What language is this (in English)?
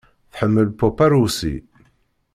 Kabyle